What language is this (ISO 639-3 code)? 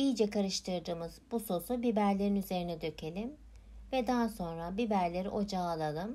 tur